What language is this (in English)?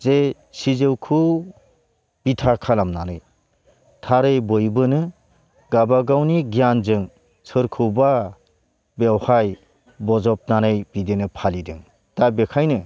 Bodo